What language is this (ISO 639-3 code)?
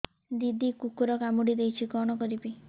ori